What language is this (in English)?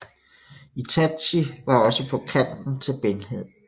Danish